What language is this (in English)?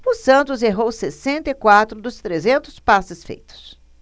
Portuguese